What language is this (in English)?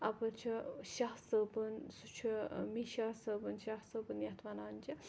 Kashmiri